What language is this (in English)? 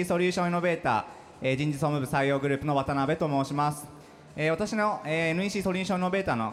Japanese